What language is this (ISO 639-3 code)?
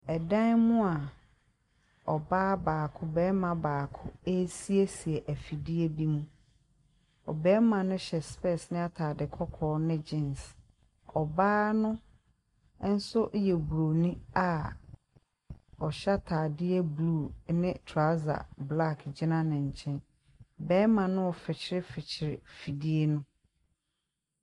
aka